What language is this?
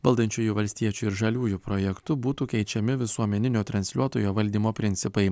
Lithuanian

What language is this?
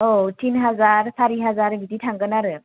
Bodo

